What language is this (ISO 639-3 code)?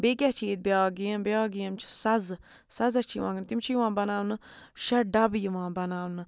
kas